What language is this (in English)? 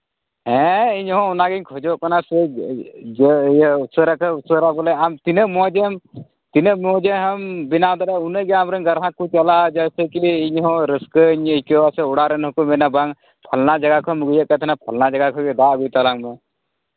Santali